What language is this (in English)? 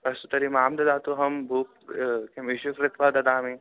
Sanskrit